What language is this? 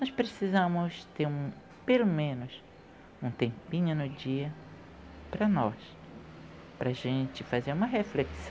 Portuguese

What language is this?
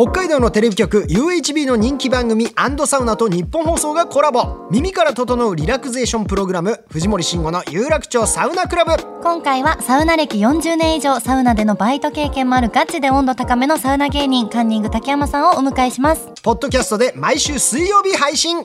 Japanese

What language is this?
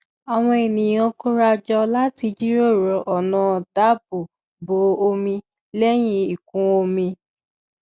Yoruba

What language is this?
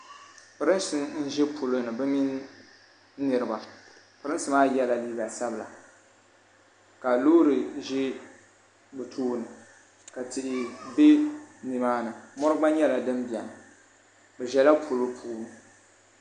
Dagbani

